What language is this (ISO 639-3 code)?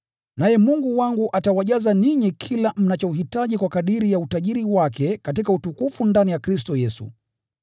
swa